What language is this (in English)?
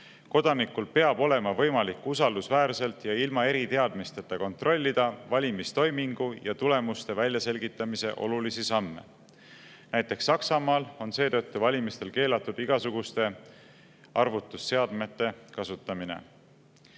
Estonian